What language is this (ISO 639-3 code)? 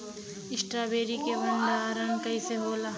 bho